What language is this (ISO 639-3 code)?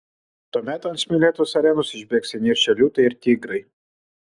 lit